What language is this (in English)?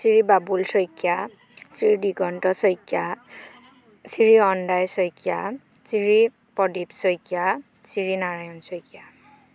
Assamese